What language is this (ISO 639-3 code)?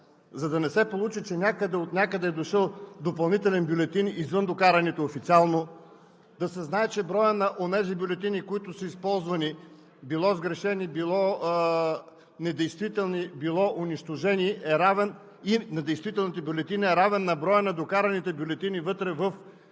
bul